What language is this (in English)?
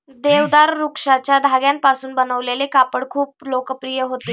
Marathi